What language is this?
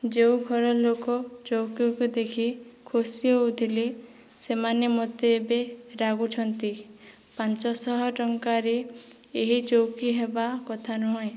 Odia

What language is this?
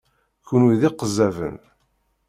Kabyle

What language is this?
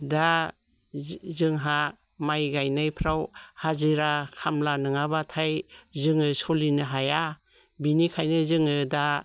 Bodo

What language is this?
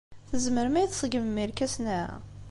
Kabyle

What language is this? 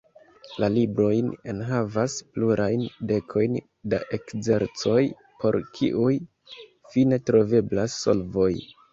Esperanto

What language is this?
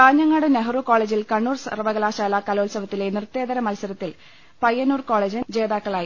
Malayalam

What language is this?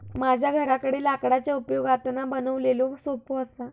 Marathi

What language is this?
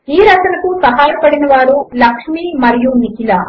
Telugu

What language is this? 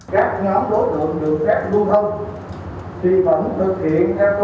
Vietnamese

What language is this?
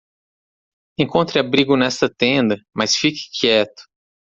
Portuguese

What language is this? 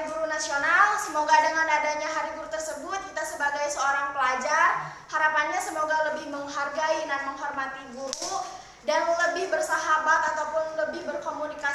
Indonesian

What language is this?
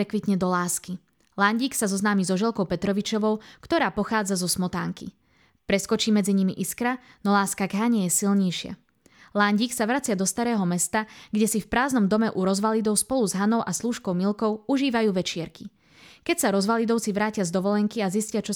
Slovak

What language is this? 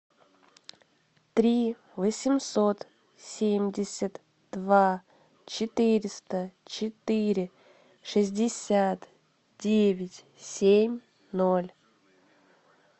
Russian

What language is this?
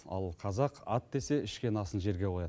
Kazakh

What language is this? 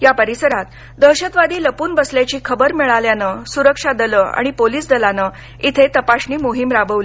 Marathi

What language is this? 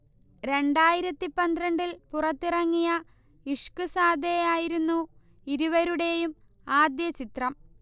Malayalam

